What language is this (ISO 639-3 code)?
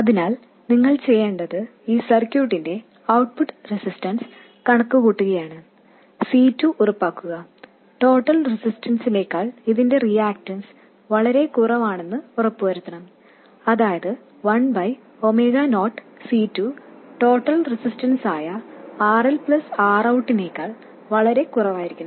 mal